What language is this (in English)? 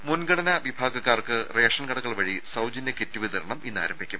Malayalam